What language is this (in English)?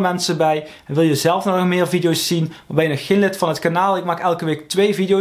Dutch